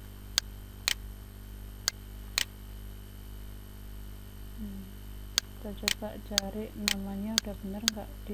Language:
Indonesian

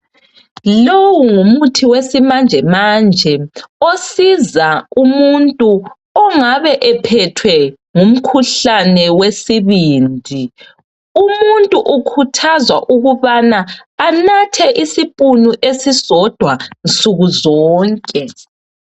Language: North Ndebele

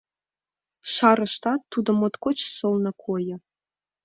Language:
Mari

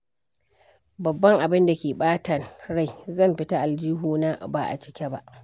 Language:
Hausa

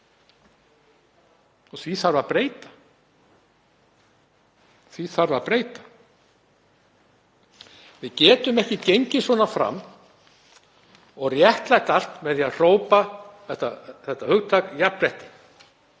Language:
Icelandic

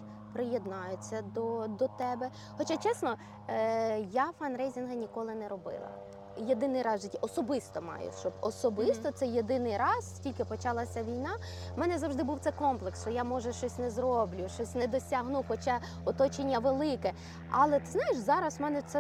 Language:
Ukrainian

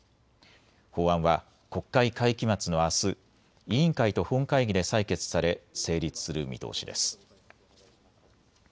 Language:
Japanese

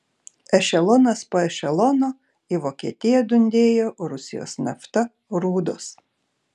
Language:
Lithuanian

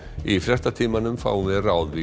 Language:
Icelandic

